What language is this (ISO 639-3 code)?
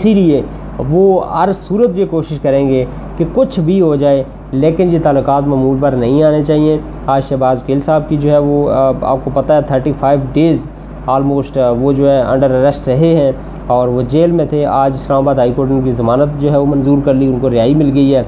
urd